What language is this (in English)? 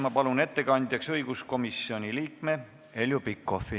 Estonian